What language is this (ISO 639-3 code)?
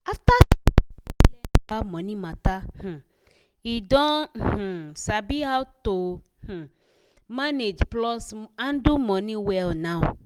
pcm